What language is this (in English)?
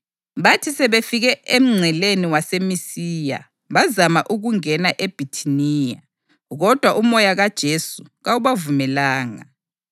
North Ndebele